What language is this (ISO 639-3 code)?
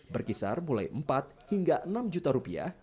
ind